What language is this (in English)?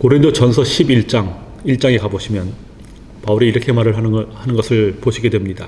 Korean